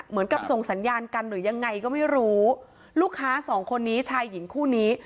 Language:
Thai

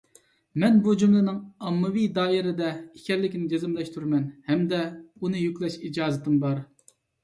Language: Uyghur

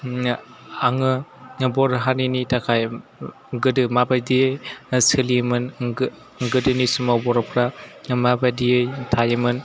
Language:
Bodo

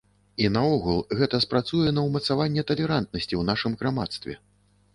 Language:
Belarusian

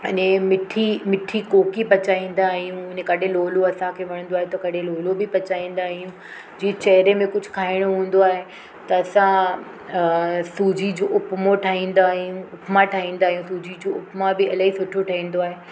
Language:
Sindhi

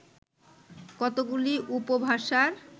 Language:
Bangla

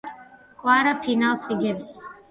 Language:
Georgian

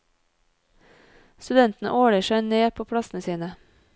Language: Norwegian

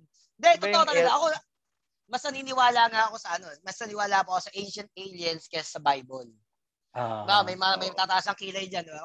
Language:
Filipino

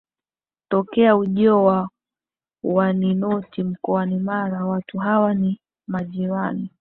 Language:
Swahili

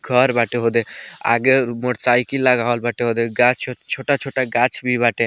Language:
Bhojpuri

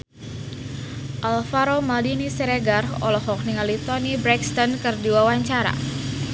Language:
Sundanese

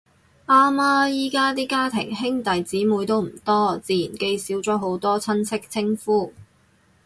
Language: Cantonese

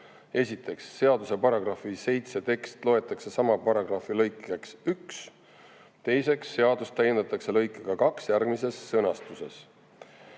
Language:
Estonian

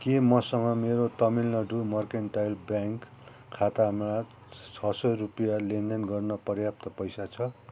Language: Nepali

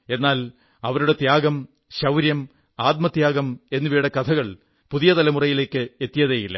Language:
Malayalam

